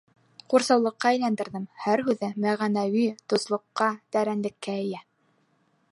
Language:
Bashkir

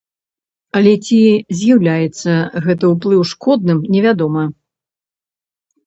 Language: Belarusian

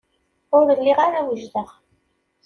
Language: Kabyle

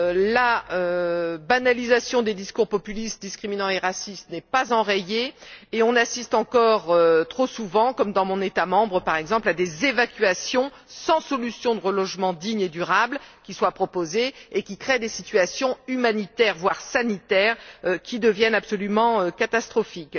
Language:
French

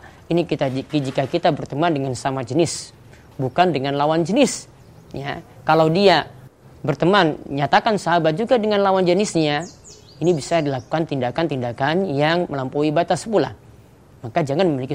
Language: Indonesian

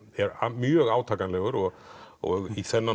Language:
Icelandic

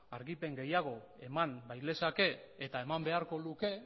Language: Basque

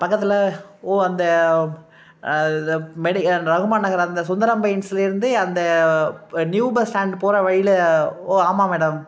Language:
Tamil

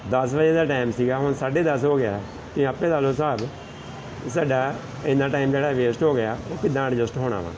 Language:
Punjabi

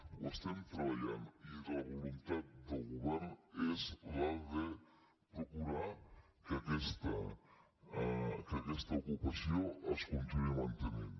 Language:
Catalan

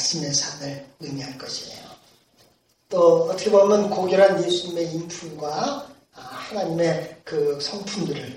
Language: Korean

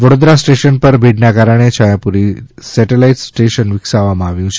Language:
Gujarati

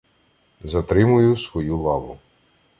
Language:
Ukrainian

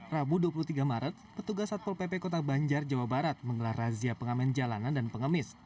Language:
Indonesian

